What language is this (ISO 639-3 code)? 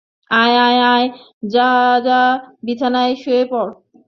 ben